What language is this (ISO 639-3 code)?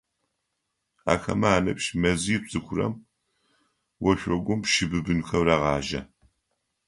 ady